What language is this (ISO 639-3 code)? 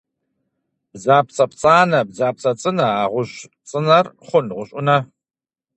kbd